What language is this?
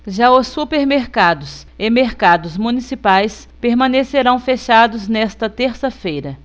Portuguese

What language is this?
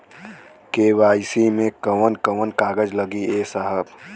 Bhojpuri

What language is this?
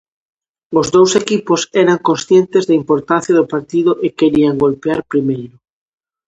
Galician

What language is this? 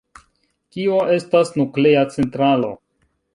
Esperanto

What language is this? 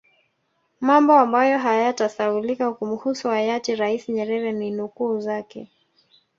Swahili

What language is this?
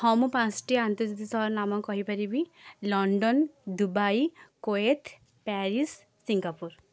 Odia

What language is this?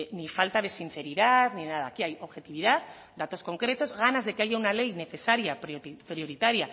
Spanish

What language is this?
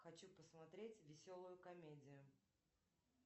Russian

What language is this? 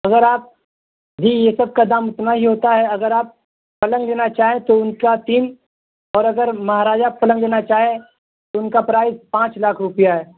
Urdu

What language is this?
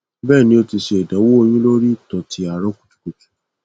Yoruba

